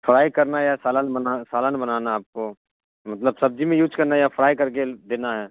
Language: Urdu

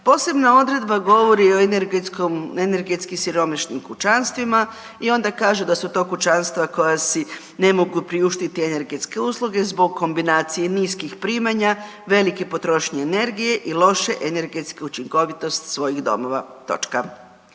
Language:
Croatian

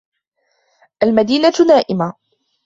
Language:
Arabic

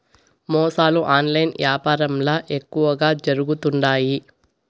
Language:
Telugu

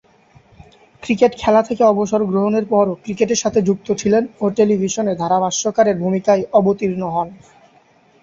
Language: Bangla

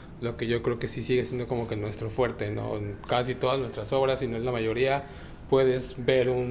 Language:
Spanish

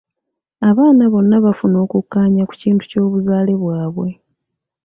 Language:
Ganda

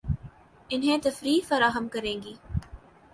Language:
Urdu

